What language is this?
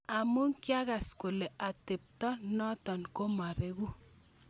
Kalenjin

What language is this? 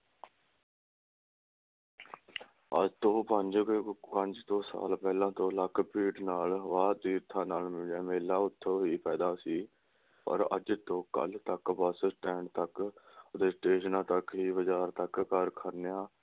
Punjabi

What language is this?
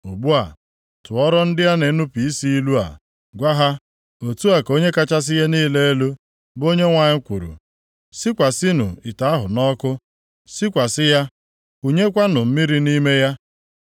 Igbo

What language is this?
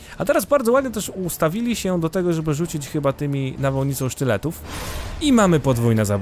Polish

